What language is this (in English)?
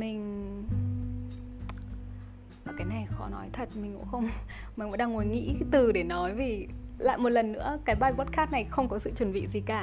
Vietnamese